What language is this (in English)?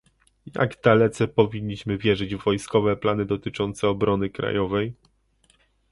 Polish